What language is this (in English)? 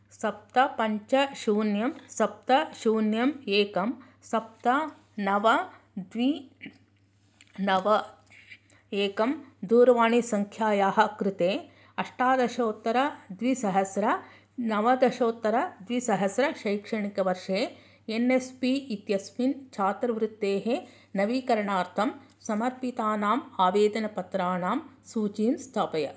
Sanskrit